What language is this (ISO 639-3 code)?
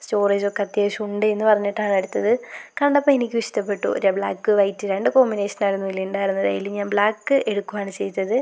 mal